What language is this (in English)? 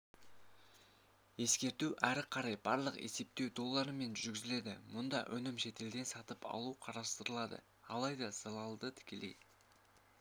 Kazakh